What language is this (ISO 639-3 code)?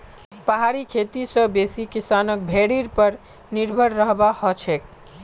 mag